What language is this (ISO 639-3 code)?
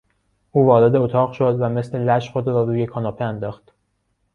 fas